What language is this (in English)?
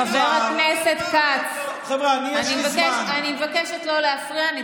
Hebrew